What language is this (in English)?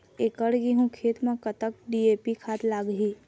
Chhattisgarhi